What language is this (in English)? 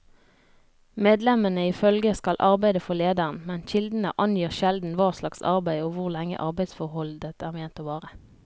Norwegian